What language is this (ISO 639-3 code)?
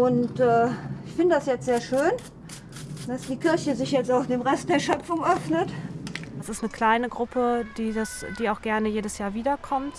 deu